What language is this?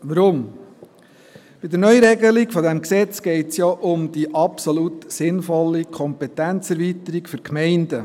Swiss German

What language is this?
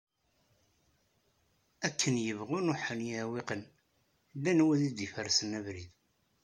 Kabyle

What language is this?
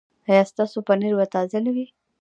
Pashto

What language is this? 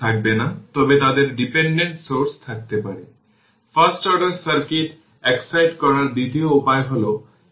Bangla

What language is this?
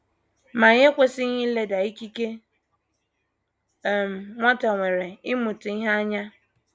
Igbo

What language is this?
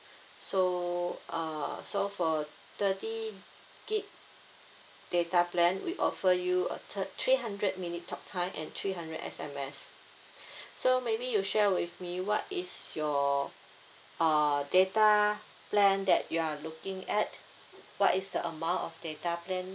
English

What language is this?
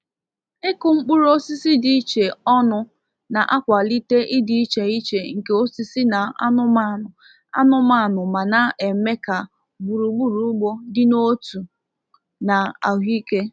Igbo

